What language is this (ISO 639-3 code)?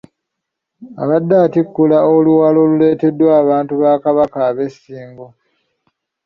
lug